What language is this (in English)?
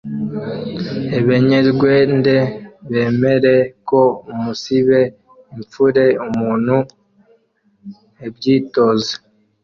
Kinyarwanda